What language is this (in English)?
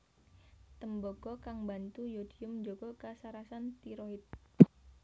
Javanese